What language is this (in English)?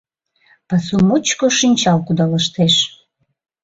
Mari